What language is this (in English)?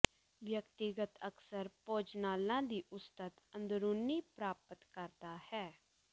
Punjabi